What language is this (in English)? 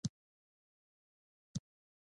Pashto